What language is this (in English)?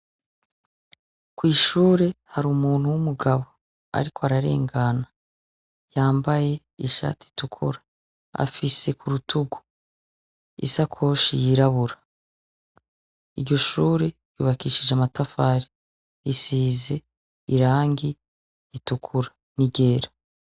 Rundi